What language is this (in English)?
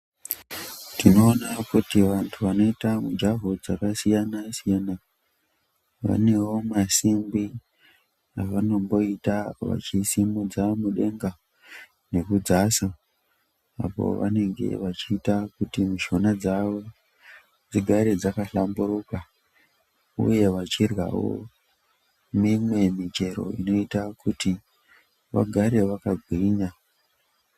Ndau